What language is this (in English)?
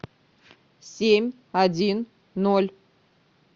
Russian